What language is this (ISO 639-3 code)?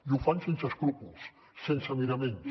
cat